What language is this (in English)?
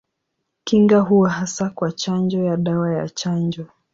Swahili